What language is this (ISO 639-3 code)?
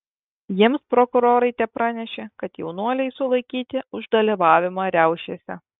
lit